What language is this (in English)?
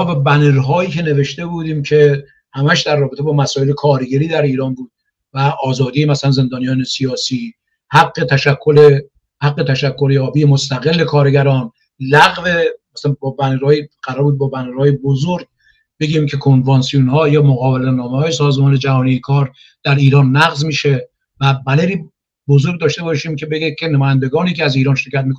Persian